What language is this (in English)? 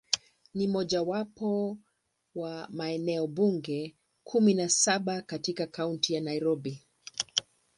Swahili